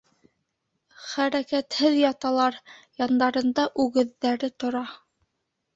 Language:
Bashkir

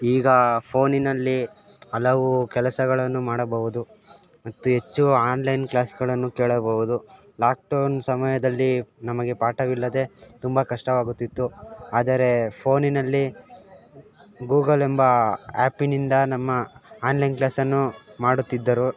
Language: Kannada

